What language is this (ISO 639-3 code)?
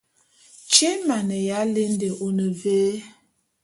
bum